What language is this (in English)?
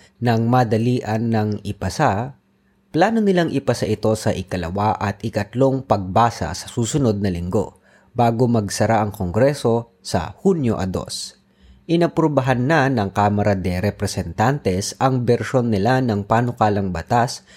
Filipino